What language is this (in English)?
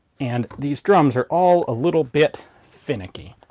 English